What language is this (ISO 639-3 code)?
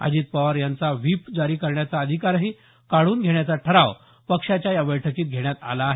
mar